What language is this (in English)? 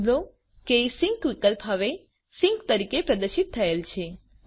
Gujarati